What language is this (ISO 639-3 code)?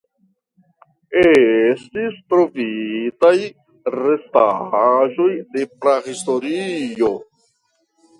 epo